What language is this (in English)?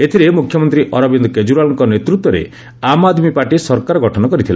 Odia